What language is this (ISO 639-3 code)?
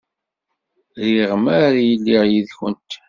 kab